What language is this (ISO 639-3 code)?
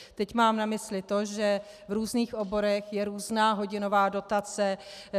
ces